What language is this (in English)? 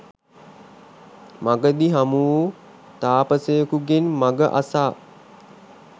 Sinhala